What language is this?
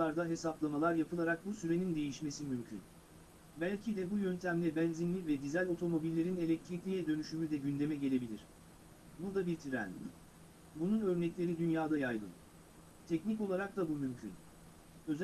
Turkish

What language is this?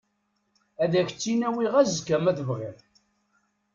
Kabyle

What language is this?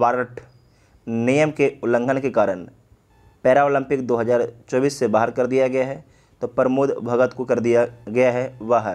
Hindi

